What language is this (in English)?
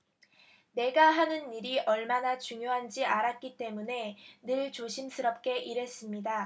Korean